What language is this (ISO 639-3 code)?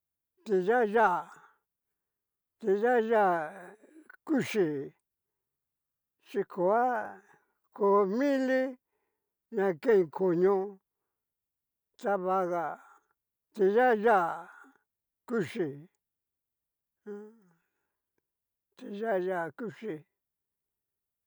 miu